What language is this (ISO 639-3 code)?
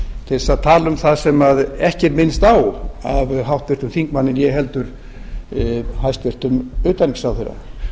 isl